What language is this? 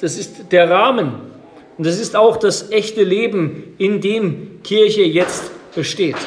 German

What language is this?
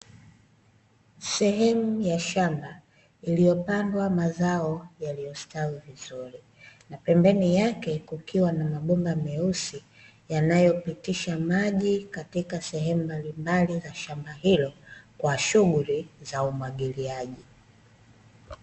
Swahili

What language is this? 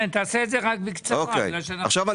Hebrew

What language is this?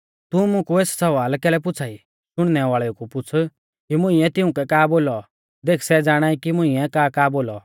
Mahasu Pahari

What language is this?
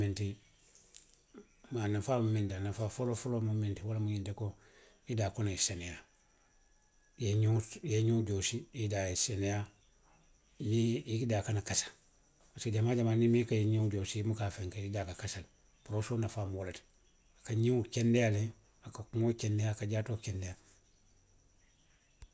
Western Maninkakan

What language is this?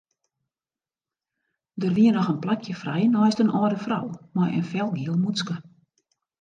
Western Frisian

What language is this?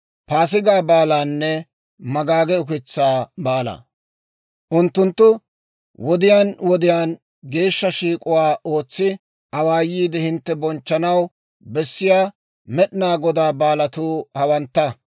Dawro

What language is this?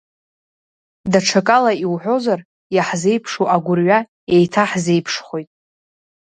Abkhazian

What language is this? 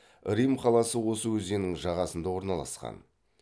Kazakh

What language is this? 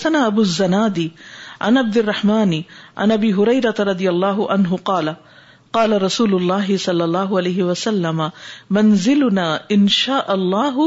Urdu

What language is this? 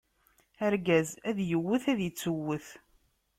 Kabyle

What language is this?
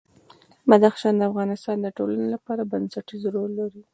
Pashto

